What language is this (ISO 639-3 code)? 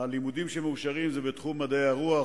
heb